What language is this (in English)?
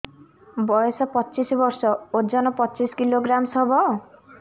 Odia